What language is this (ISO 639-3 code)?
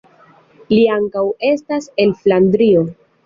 epo